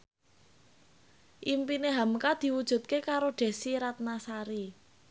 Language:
Javanese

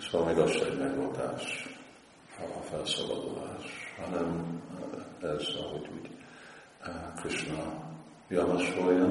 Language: Hungarian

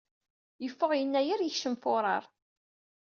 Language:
Kabyle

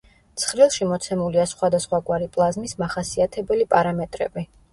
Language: Georgian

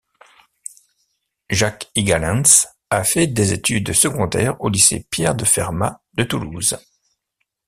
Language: French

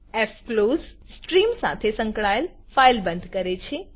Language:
Gujarati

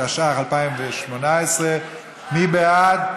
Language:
Hebrew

